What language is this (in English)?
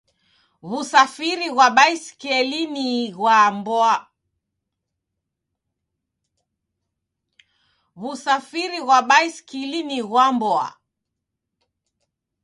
Taita